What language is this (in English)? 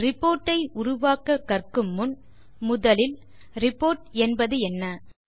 Tamil